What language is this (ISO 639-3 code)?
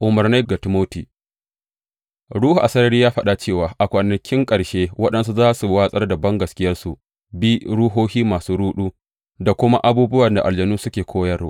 hau